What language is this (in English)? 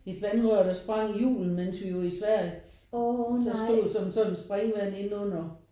Danish